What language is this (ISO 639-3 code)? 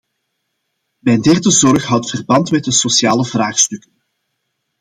nld